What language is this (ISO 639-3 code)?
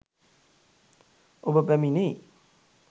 sin